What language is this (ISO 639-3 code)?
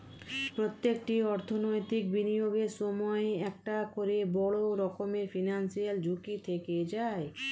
ben